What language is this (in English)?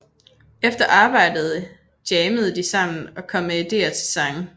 Danish